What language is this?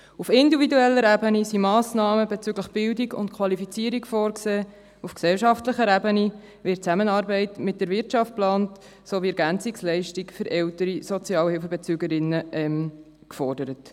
Swiss German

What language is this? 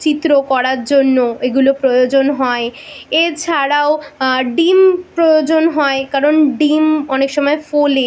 Bangla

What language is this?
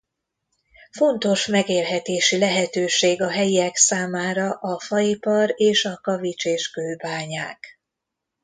Hungarian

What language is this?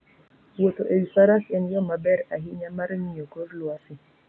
Luo (Kenya and Tanzania)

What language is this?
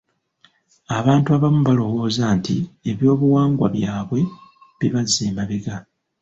Ganda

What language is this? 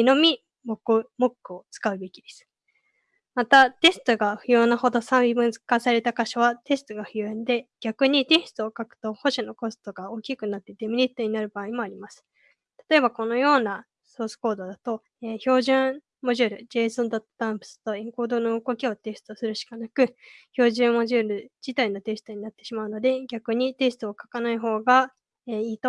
Japanese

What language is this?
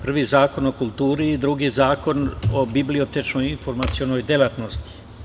Serbian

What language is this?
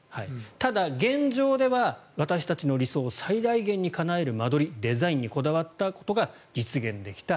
Japanese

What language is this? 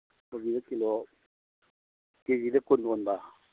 Manipuri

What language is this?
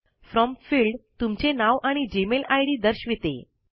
Marathi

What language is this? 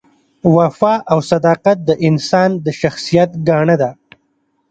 Pashto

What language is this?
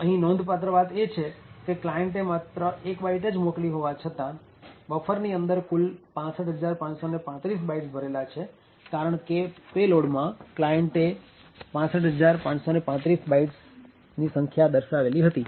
Gujarati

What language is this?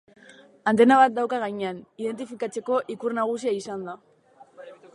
Basque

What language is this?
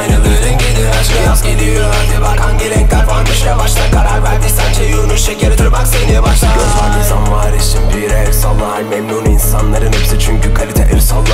Turkish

